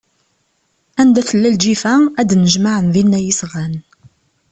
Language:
Kabyle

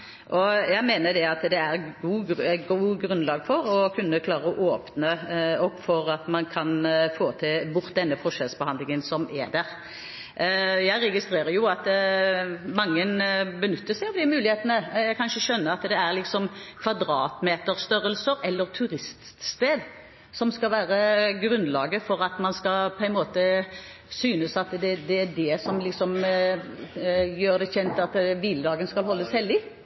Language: Norwegian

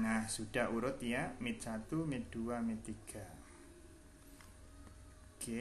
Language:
Indonesian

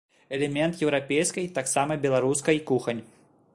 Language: Belarusian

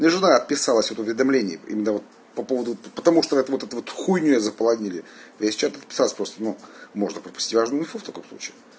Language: Russian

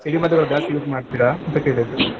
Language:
Kannada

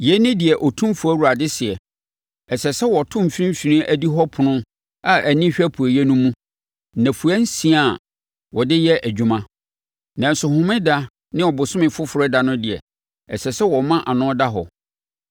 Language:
Akan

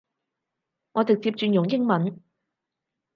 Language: Cantonese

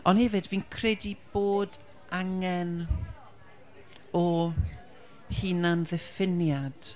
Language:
Welsh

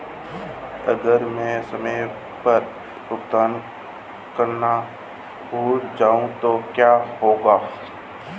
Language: Hindi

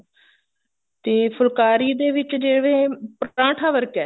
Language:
Punjabi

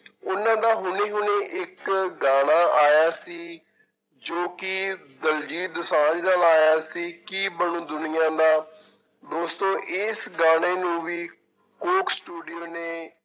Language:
Punjabi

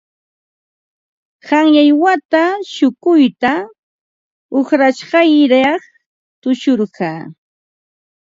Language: Ambo-Pasco Quechua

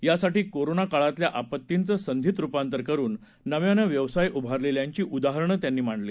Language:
Marathi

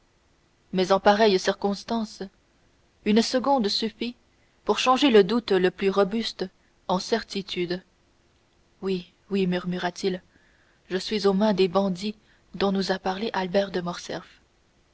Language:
French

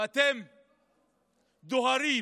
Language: Hebrew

